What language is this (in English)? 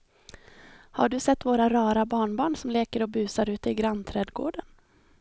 Swedish